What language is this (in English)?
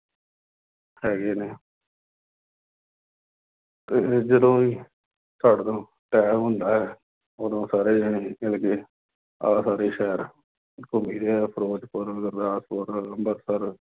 Punjabi